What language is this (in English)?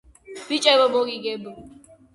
Georgian